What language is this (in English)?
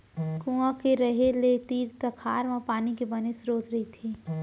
Chhattisgarhi